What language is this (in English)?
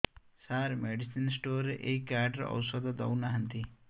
Odia